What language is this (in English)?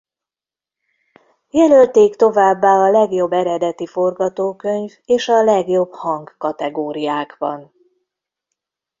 Hungarian